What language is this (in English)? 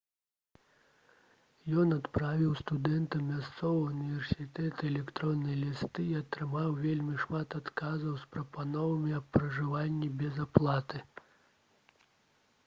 Belarusian